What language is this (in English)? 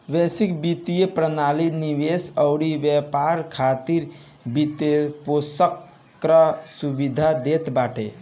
Bhojpuri